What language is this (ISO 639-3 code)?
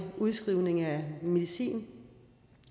dan